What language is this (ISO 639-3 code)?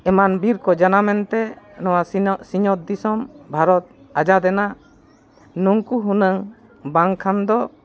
sat